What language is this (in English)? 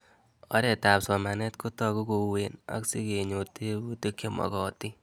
Kalenjin